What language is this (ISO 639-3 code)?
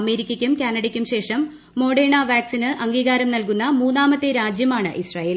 mal